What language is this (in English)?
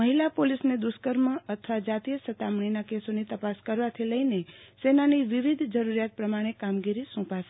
Gujarati